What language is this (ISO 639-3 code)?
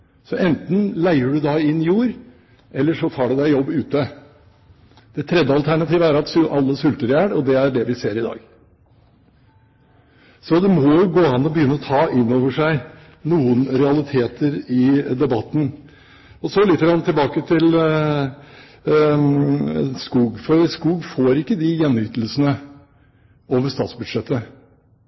nob